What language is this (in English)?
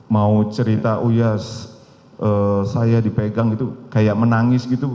Indonesian